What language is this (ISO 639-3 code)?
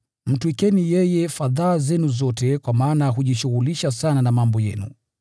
swa